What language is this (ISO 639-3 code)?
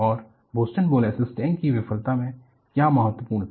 hin